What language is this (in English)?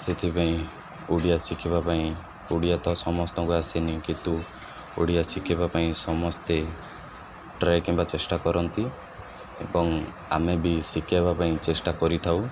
Odia